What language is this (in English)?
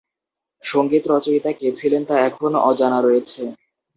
Bangla